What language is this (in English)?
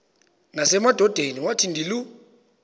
Xhosa